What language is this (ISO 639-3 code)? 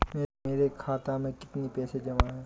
hin